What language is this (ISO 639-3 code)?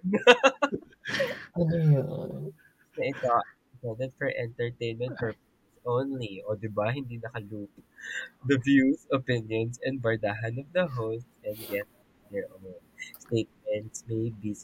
fil